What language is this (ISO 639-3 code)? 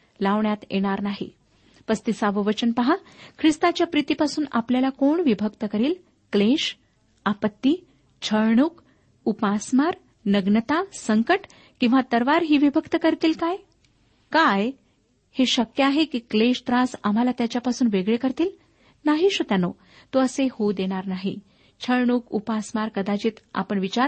mar